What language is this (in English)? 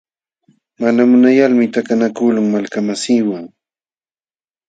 Jauja Wanca Quechua